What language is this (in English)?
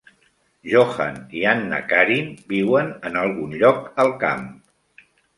Catalan